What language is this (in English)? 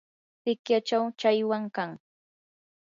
Yanahuanca Pasco Quechua